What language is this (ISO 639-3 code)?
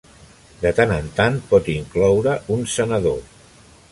cat